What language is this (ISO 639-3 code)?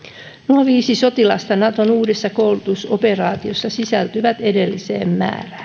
fin